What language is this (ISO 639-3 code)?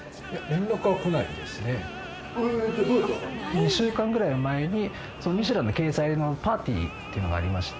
jpn